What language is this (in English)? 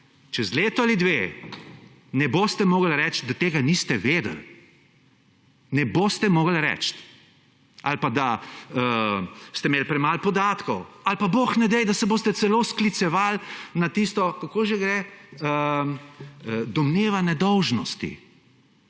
Slovenian